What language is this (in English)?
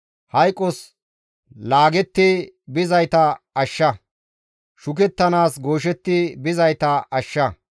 Gamo